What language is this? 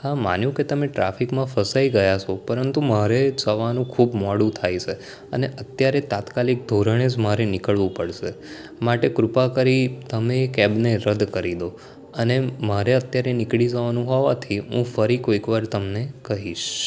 Gujarati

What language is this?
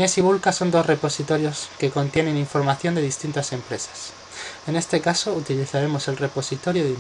Spanish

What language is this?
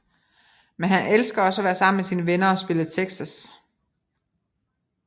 Danish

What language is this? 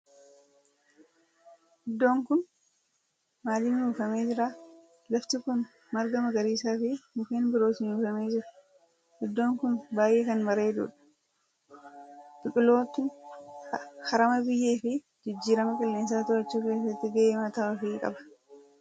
Oromo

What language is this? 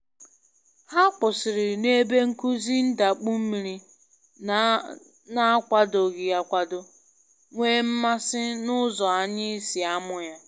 Igbo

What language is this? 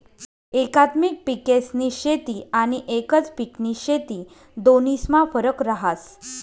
Marathi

